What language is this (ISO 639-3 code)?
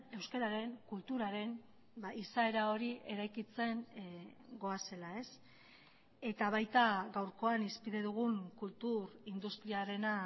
eus